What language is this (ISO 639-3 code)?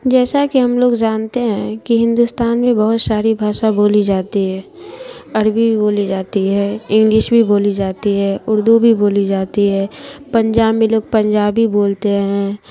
urd